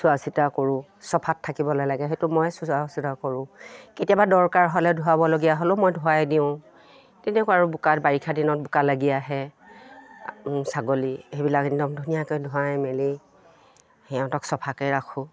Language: Assamese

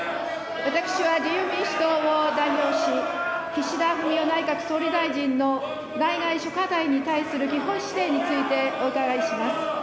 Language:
Japanese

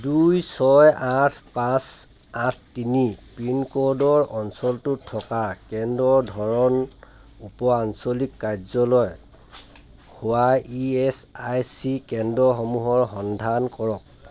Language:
Assamese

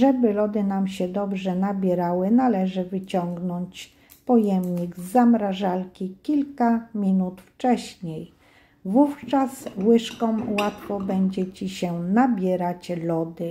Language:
Polish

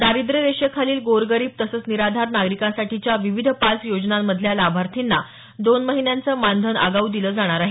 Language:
Marathi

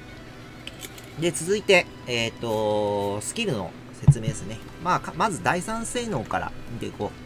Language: Japanese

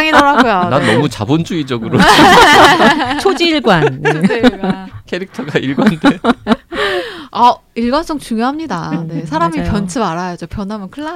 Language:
Korean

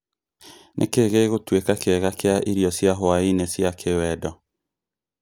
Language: Kikuyu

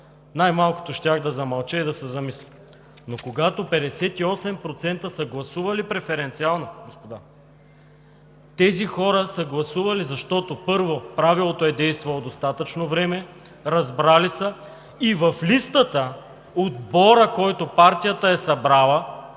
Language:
Bulgarian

